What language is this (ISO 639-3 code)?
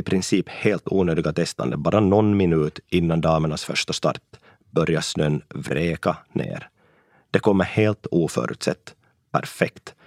swe